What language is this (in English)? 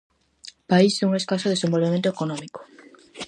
Galician